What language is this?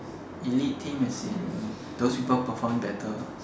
English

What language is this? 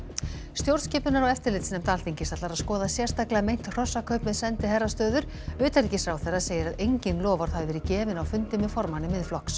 Icelandic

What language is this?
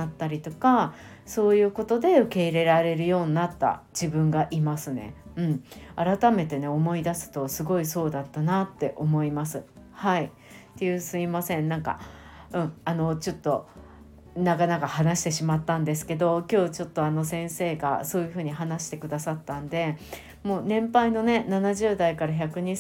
Japanese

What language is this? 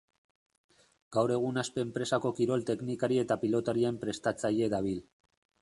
Basque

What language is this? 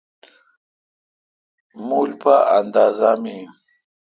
Kalkoti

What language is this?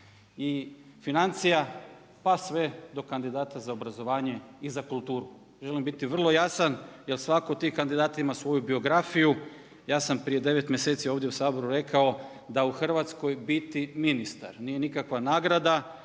Croatian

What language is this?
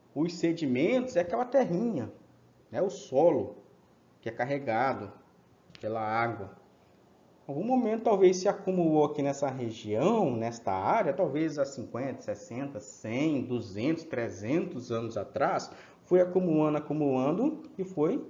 Portuguese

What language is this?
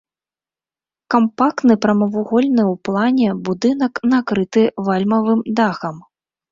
Belarusian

